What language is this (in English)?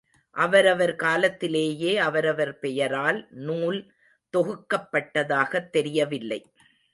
Tamil